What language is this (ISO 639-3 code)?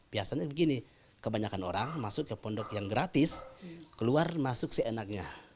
ind